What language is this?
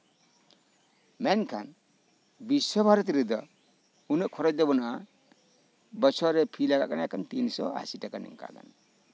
Santali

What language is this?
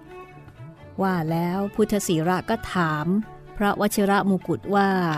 Thai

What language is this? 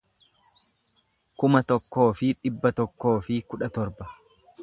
Oromo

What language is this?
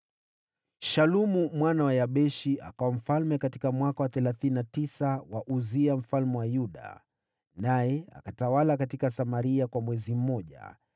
Swahili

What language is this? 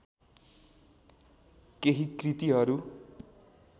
Nepali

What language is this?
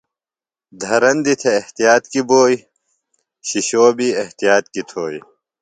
Phalura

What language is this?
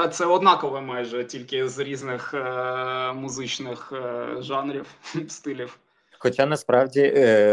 Ukrainian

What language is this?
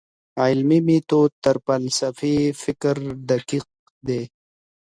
Pashto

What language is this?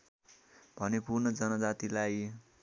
Nepali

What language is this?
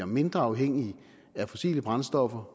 Danish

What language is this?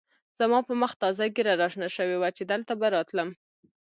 Pashto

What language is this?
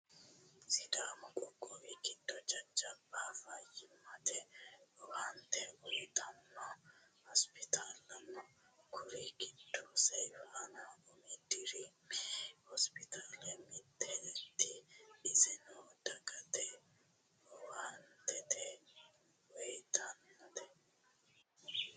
Sidamo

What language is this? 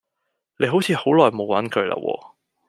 Cantonese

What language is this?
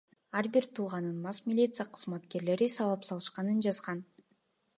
Kyrgyz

